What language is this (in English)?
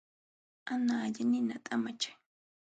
Jauja Wanca Quechua